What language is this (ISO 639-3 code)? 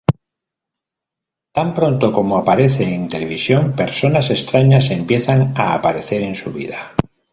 spa